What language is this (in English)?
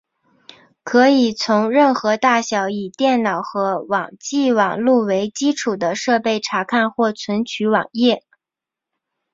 Chinese